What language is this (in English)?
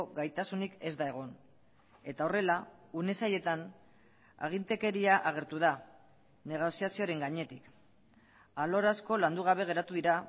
Basque